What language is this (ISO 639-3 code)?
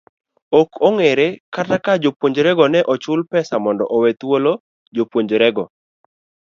luo